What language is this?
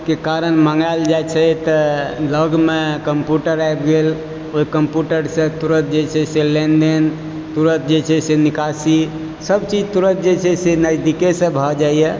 Maithili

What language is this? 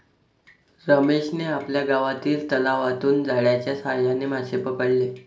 Marathi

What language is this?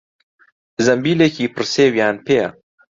Central Kurdish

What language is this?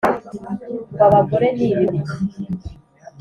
Kinyarwanda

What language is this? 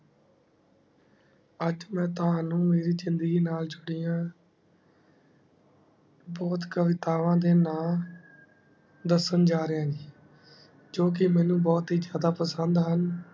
Punjabi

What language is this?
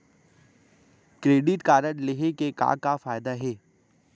Chhattisgarhi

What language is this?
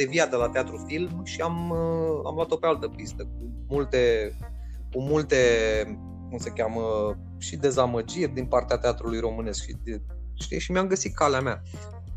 Romanian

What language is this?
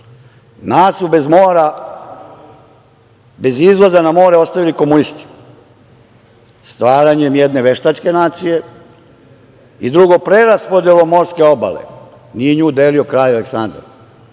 Serbian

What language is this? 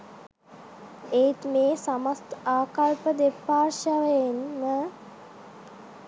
Sinhala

